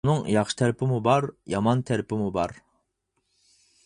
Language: Uyghur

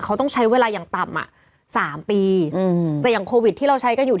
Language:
Thai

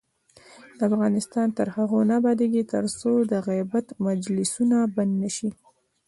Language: Pashto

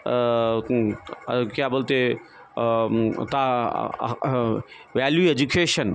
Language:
Urdu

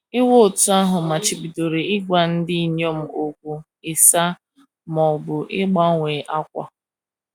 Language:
Igbo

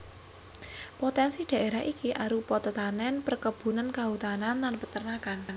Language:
Javanese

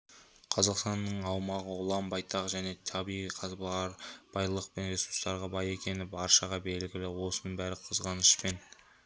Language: Kazakh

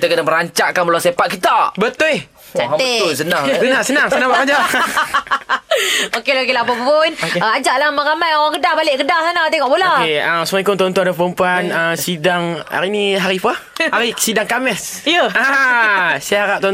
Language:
Malay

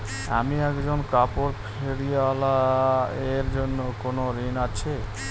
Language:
Bangla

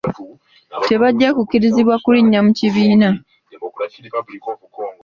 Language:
Ganda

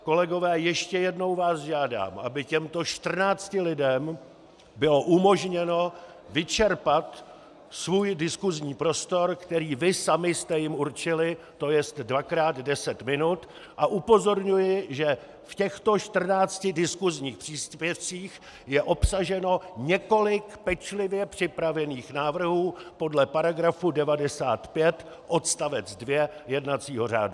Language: Czech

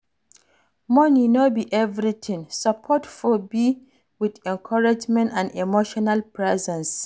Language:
Nigerian Pidgin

